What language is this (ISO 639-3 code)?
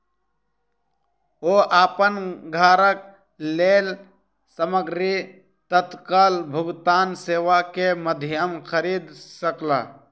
mai